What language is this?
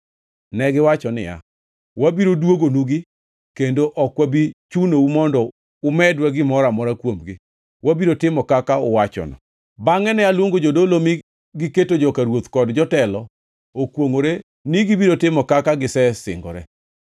Luo (Kenya and Tanzania)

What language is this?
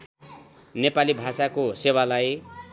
Nepali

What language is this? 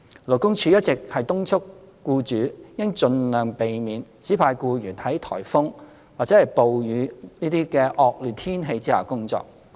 Cantonese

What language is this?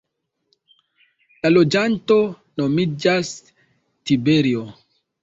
Esperanto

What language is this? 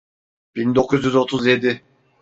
Turkish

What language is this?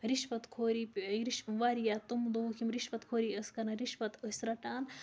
Kashmiri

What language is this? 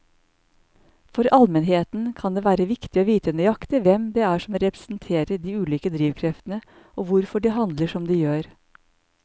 Norwegian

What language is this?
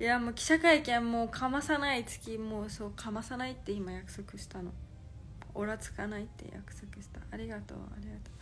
Japanese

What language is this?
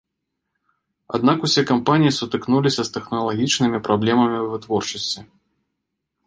Belarusian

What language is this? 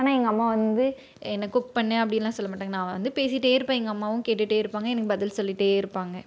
Tamil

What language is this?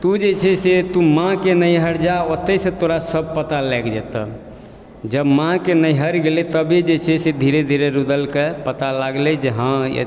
Maithili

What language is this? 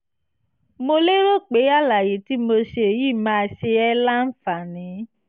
Yoruba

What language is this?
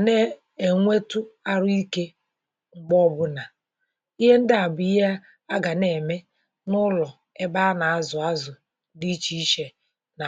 Igbo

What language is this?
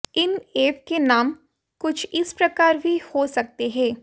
Hindi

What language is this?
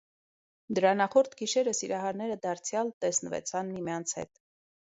Armenian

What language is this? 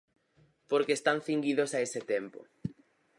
Galician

